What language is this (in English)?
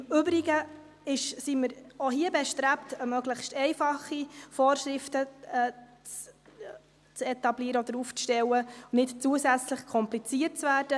Swiss German